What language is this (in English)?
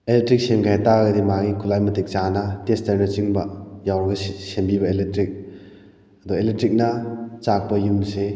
Manipuri